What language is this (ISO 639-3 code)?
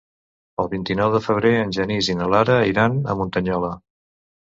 cat